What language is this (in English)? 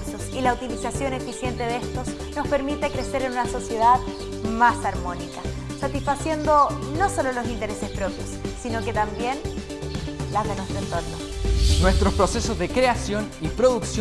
Spanish